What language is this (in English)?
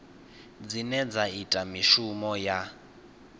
Venda